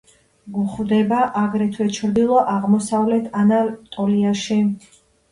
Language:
Georgian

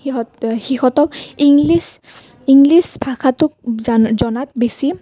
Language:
Assamese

